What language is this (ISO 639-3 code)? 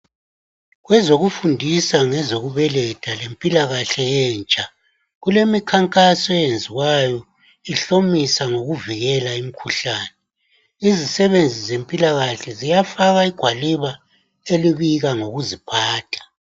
nde